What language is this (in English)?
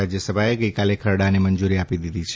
Gujarati